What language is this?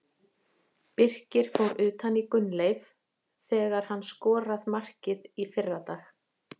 Icelandic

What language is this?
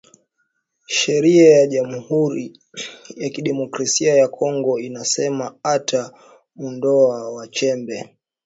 Swahili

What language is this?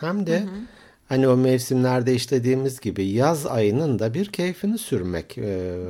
Turkish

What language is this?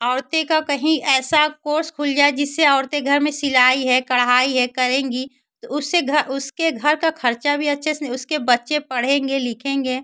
Hindi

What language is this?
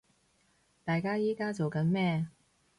Cantonese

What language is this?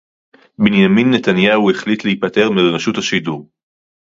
Hebrew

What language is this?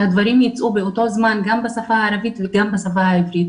Hebrew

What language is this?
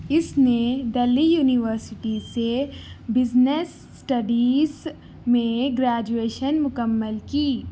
Urdu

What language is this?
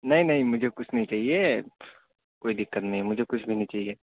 Urdu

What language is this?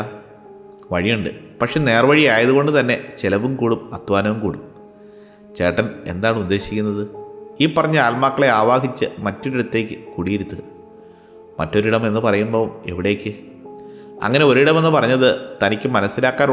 Malayalam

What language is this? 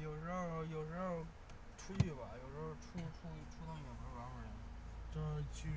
Chinese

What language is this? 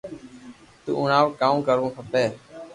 Loarki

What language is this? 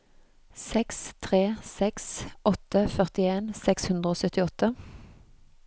Norwegian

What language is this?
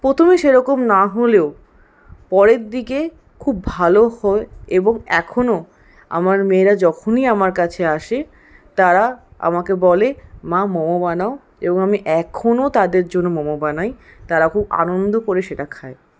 Bangla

